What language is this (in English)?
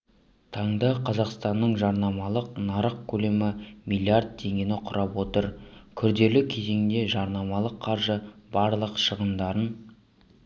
Kazakh